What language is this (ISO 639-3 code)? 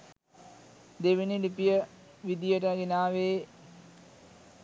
sin